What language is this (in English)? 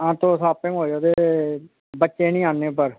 Dogri